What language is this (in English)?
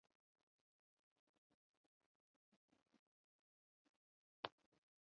Urdu